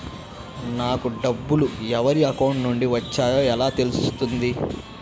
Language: Telugu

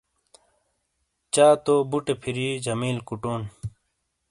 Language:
Shina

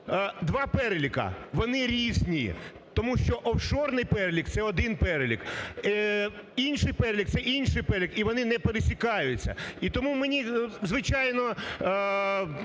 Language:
Ukrainian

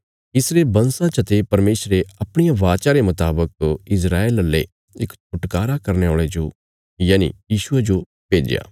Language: Bilaspuri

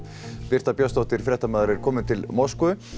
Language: Icelandic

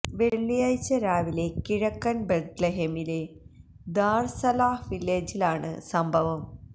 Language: Malayalam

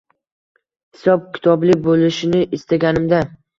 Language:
Uzbek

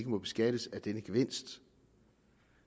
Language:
Danish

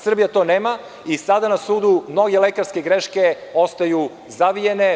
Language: Serbian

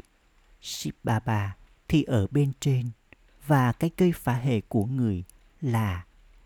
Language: Vietnamese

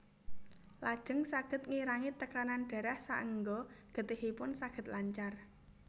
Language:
Javanese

